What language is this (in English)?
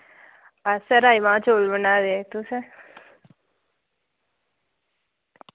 Dogri